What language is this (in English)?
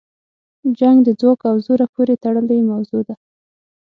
Pashto